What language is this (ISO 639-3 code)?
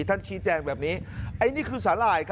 tha